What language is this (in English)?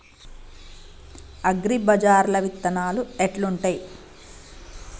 Telugu